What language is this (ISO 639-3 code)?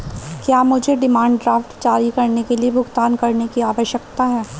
hin